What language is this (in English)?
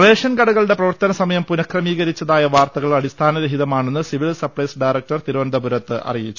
Malayalam